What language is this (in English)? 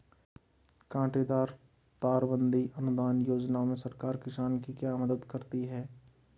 Hindi